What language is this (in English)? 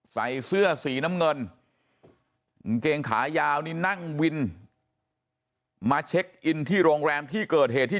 Thai